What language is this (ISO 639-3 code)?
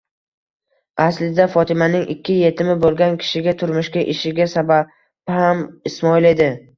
uzb